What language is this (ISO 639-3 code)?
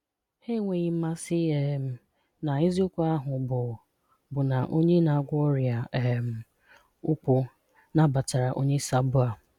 ibo